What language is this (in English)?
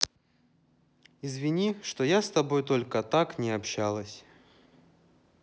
Russian